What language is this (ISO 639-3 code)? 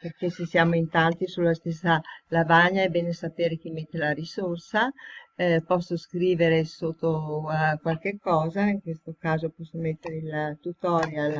ita